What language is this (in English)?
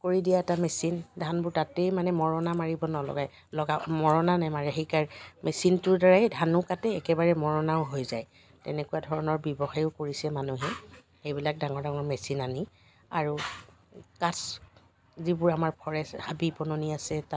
Assamese